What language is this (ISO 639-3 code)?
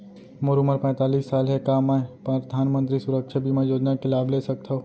hne